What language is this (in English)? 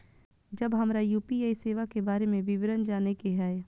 Maithili